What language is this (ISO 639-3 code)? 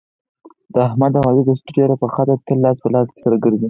pus